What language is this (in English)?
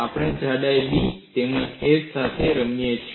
Gujarati